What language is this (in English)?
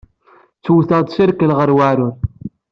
Kabyle